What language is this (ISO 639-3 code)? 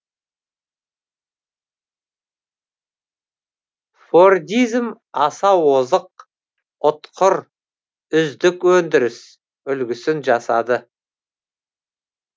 kaz